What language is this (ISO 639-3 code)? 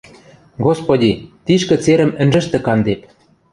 mrj